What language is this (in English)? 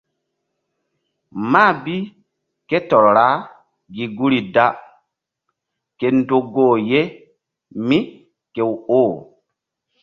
Mbum